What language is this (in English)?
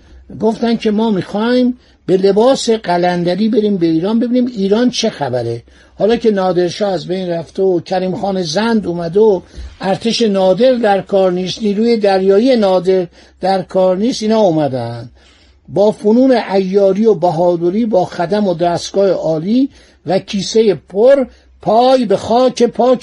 Persian